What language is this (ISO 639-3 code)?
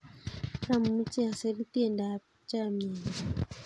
kln